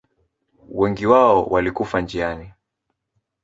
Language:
Swahili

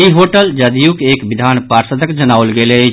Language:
Maithili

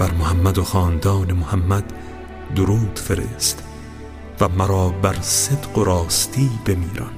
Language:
Persian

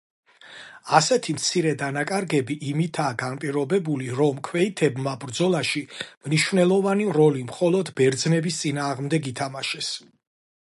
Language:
Georgian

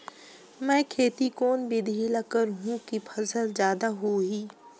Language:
Chhattisgarhi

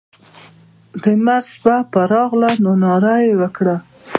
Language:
Pashto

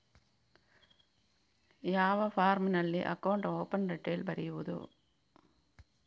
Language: Kannada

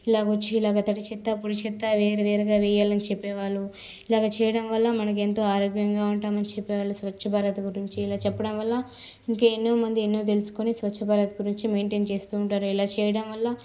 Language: Telugu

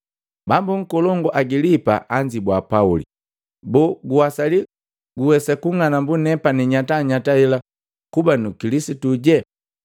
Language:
Matengo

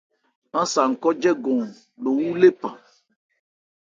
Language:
Ebrié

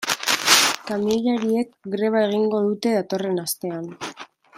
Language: Basque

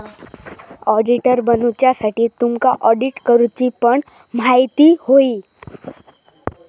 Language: Marathi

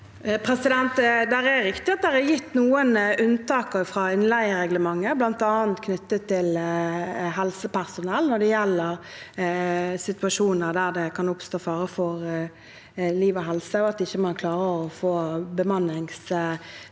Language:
Norwegian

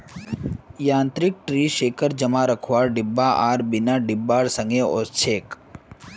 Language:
Magahi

